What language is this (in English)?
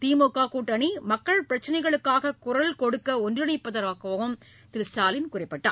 Tamil